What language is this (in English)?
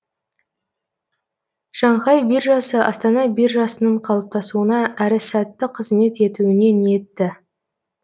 Kazakh